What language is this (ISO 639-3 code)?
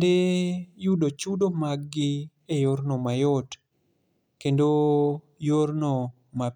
luo